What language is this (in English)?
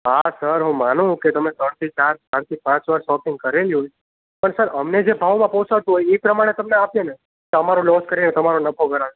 Gujarati